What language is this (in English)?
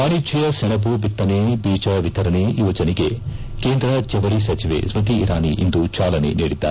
Kannada